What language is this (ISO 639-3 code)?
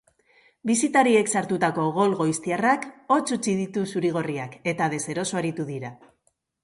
eus